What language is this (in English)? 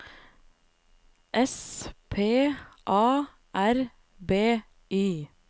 Norwegian